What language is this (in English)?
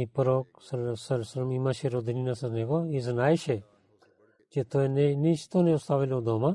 Bulgarian